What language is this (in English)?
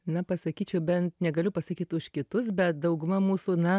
Lithuanian